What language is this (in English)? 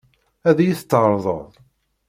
Kabyle